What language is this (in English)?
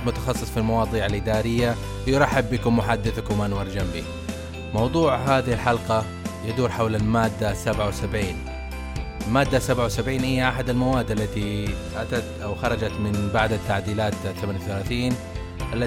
Arabic